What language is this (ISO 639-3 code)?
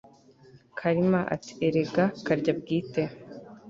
kin